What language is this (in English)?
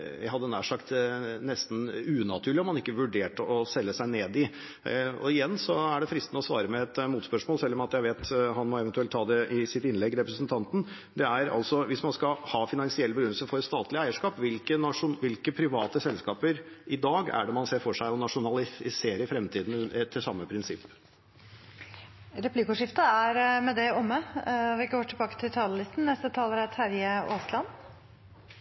Norwegian